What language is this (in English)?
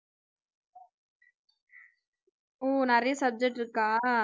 Tamil